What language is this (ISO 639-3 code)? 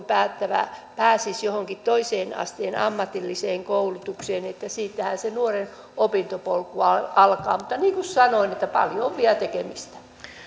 fin